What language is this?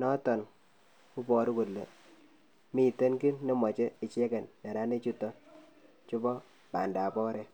Kalenjin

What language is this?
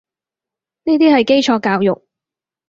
Cantonese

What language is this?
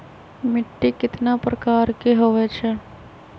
Magahi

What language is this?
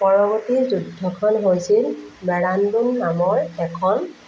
Assamese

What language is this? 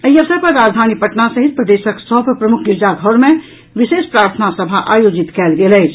Maithili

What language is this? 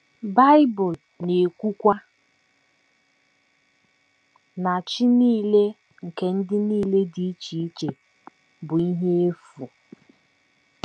Igbo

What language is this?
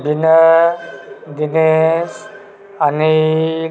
Maithili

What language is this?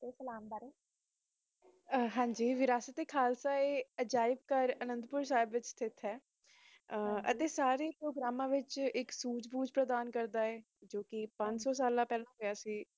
Punjabi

